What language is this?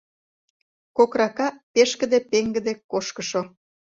Mari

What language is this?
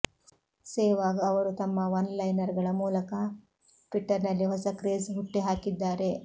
Kannada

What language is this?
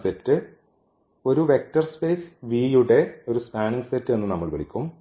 Malayalam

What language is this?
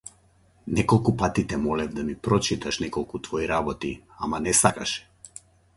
Macedonian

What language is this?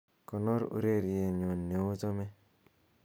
Kalenjin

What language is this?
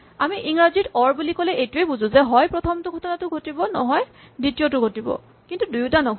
Assamese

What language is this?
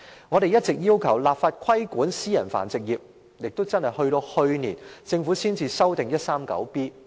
Cantonese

